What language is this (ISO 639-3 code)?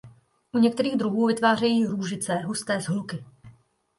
ces